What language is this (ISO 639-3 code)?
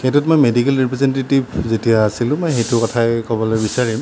asm